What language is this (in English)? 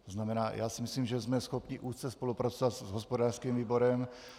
Czech